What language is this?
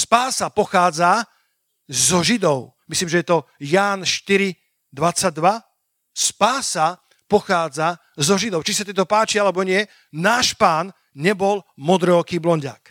Slovak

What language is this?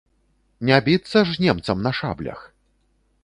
Belarusian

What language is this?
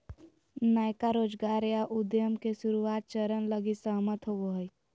Magahi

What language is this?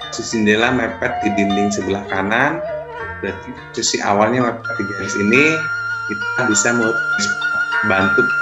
Indonesian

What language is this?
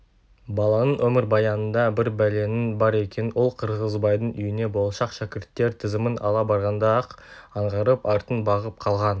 Kazakh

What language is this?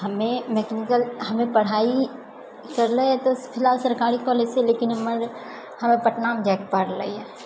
Maithili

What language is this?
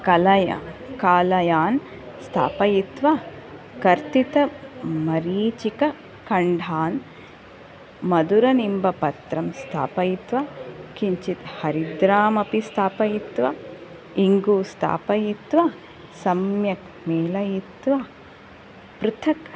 Sanskrit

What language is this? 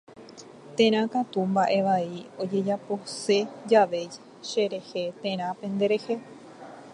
Guarani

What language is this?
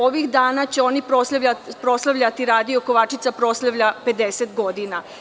Serbian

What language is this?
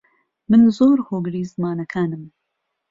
Central Kurdish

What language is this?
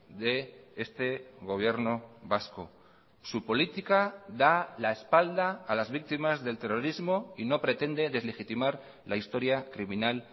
Spanish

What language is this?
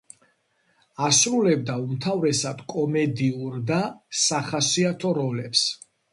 Georgian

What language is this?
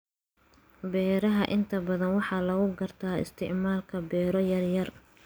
Somali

